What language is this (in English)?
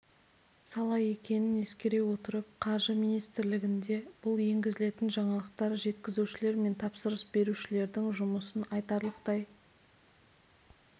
Kazakh